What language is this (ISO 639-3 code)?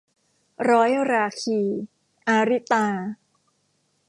tha